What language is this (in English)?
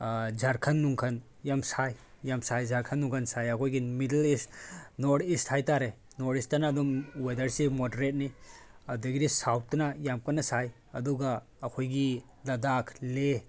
Manipuri